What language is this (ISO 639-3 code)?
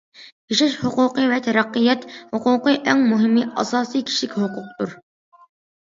uig